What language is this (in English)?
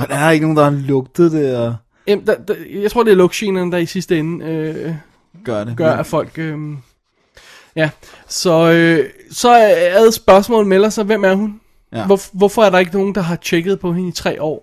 Danish